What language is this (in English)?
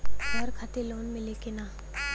Bhojpuri